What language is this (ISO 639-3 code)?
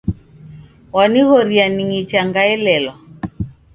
dav